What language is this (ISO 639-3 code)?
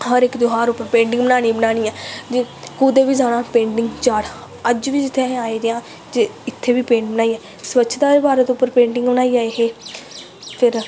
doi